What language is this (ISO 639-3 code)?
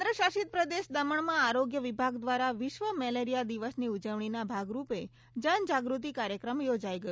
guj